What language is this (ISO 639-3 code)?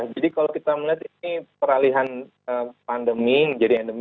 ind